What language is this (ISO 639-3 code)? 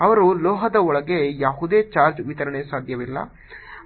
kan